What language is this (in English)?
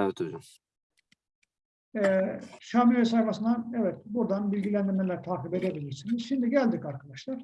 Turkish